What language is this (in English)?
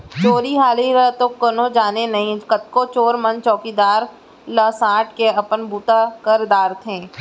Chhattisgarhi